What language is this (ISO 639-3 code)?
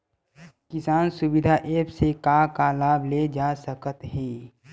hne